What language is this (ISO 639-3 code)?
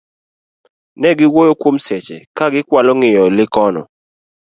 luo